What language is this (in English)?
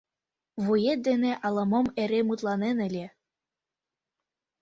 Mari